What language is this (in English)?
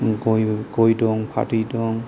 Bodo